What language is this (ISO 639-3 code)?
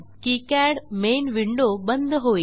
mar